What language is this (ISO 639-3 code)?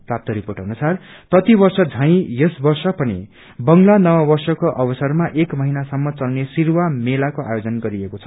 nep